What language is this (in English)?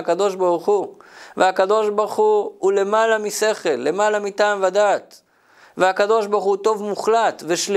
Hebrew